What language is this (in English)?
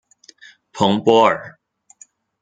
Chinese